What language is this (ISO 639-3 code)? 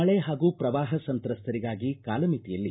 kan